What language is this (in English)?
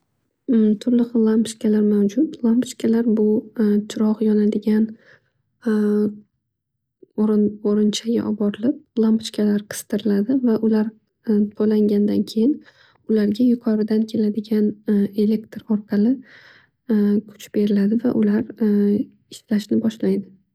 Uzbek